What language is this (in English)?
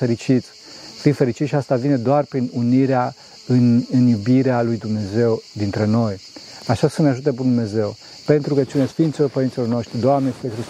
Romanian